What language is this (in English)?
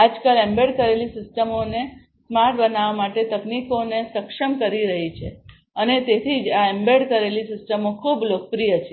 Gujarati